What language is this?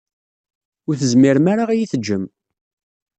Kabyle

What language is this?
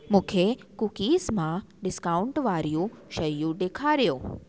Sindhi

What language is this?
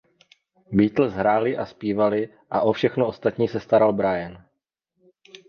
Czech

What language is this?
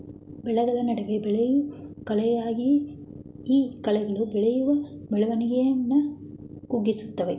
Kannada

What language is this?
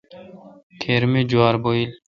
Kalkoti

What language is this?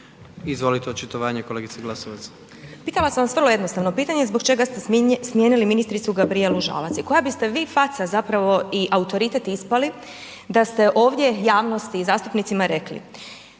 Croatian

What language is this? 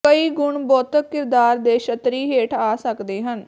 Punjabi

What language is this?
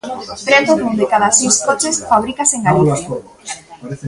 Galician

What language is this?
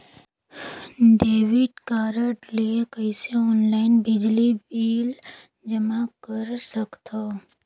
Chhattisgarhi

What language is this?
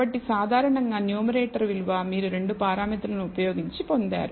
Telugu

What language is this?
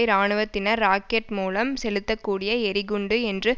Tamil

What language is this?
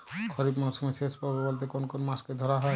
Bangla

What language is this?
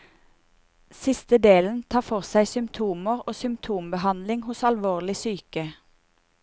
Norwegian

